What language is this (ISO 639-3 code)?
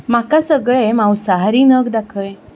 kok